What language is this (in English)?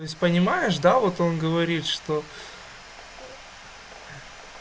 Russian